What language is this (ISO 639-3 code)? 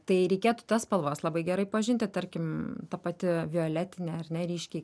lit